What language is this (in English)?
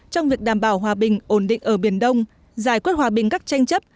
Vietnamese